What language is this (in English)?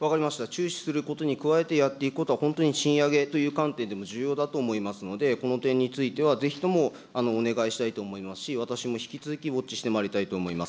Japanese